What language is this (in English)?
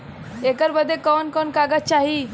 Bhojpuri